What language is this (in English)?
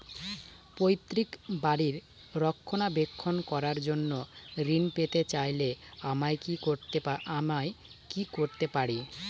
Bangla